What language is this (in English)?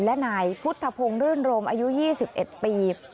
Thai